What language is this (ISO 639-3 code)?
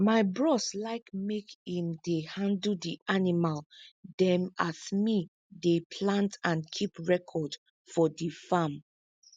pcm